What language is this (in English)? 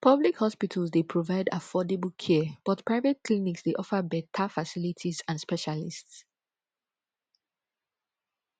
Nigerian Pidgin